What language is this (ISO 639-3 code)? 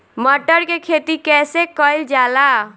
bho